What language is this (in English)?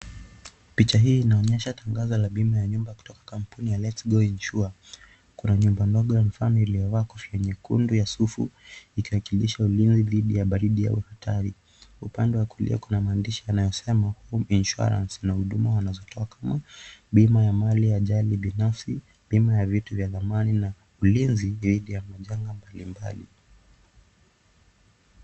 Swahili